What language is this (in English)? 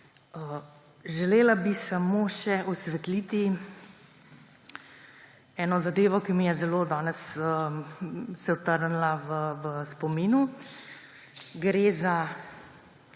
Slovenian